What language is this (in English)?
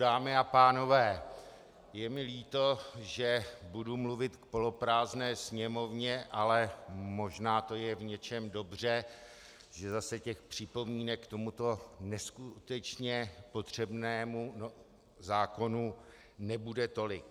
Czech